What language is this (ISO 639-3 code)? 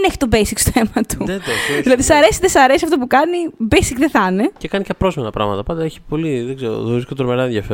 ell